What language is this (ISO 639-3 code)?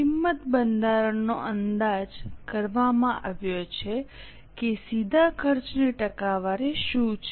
guj